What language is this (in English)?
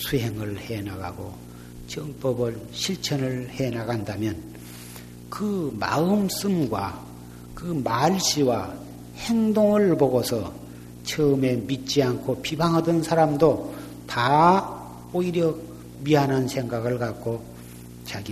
Korean